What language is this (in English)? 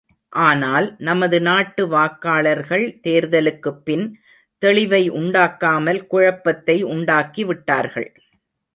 Tamil